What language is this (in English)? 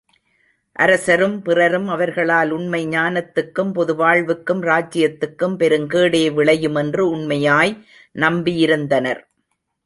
Tamil